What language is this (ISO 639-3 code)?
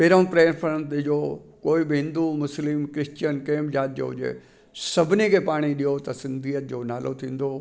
snd